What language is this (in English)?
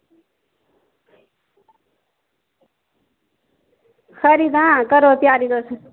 Dogri